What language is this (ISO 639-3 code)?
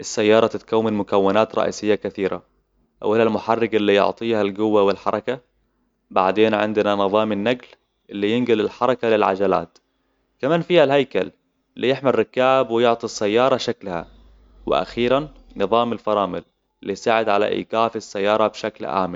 acw